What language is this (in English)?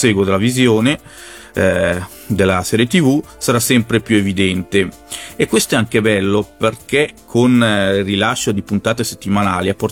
Italian